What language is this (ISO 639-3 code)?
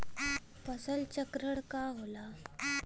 bho